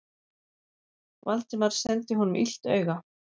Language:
Icelandic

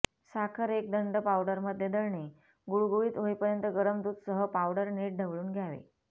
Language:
Marathi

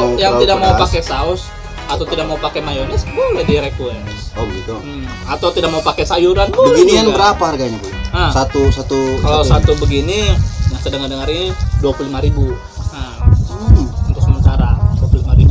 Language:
Indonesian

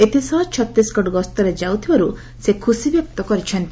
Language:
Odia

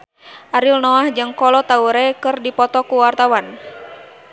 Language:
Sundanese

